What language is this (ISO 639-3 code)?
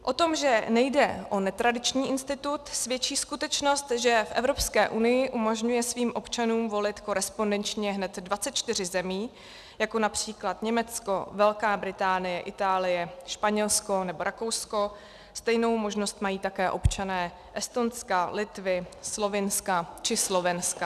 ces